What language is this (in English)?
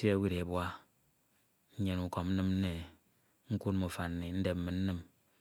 Ito